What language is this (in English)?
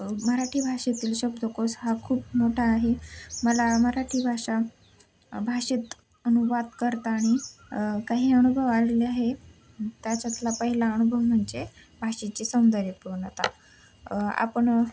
Marathi